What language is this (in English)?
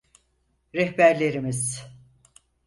Turkish